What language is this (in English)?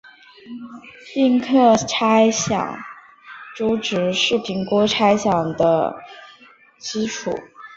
Chinese